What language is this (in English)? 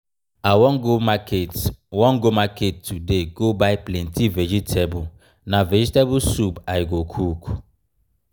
Nigerian Pidgin